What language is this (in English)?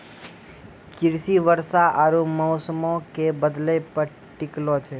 Maithili